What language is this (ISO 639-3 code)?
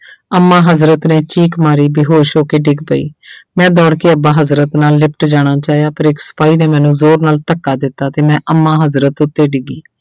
pan